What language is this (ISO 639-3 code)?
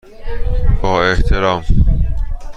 fas